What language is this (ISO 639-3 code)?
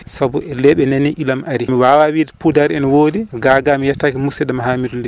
ful